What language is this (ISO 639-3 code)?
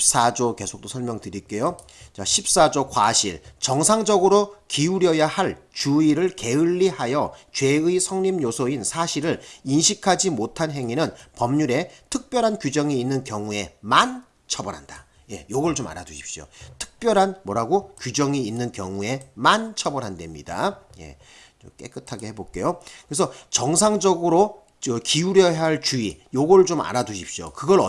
kor